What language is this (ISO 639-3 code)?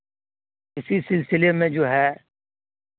urd